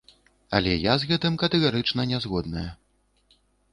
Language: Belarusian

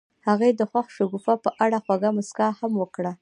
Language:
Pashto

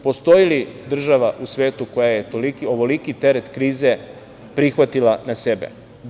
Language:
Serbian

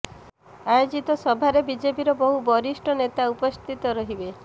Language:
Odia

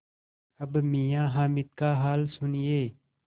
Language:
Hindi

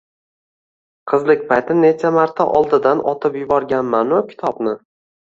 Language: Uzbek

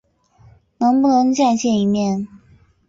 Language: Chinese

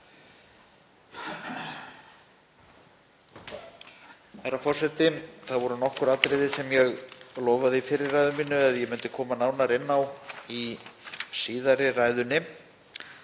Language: Icelandic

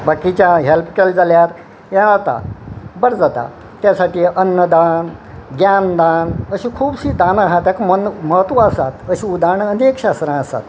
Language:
Konkani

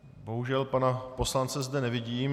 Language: Czech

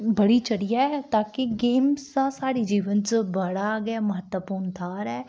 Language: Dogri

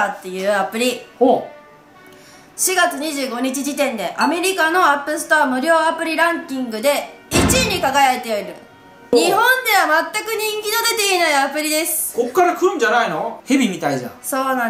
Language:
Japanese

